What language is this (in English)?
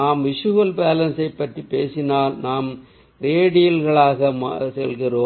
Tamil